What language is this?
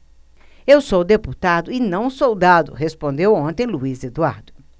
Portuguese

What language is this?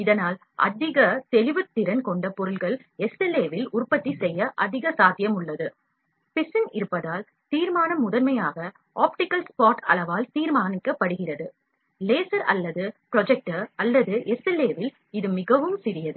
Tamil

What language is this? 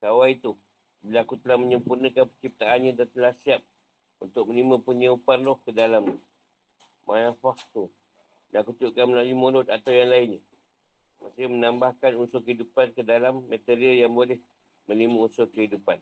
Malay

